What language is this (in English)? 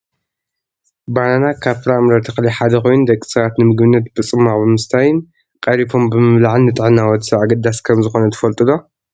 Tigrinya